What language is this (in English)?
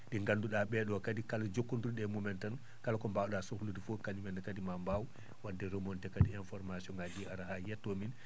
Fula